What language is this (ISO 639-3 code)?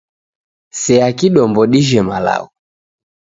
dav